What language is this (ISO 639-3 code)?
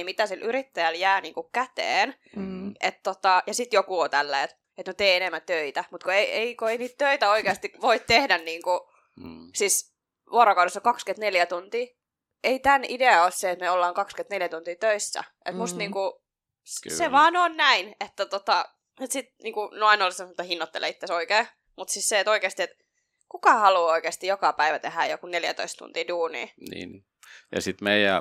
fin